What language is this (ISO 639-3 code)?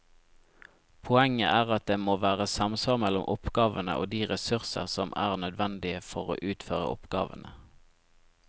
nor